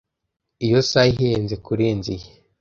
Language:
Kinyarwanda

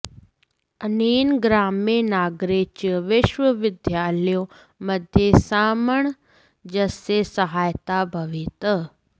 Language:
Sanskrit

